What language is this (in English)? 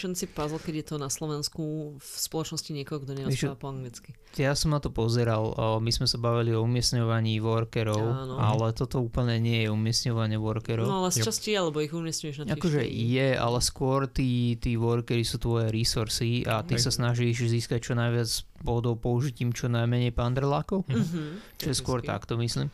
Slovak